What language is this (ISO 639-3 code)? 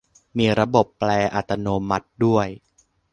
tha